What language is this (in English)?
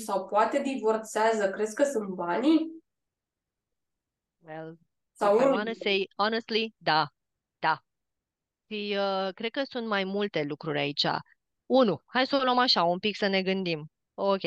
Romanian